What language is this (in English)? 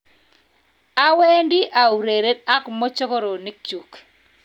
Kalenjin